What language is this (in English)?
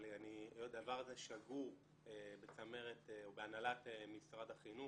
Hebrew